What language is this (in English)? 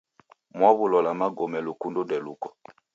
Taita